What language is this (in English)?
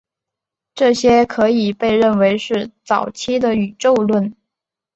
Chinese